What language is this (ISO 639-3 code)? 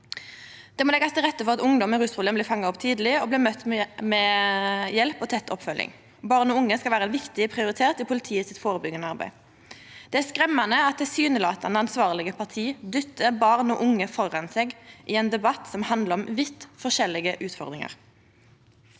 nor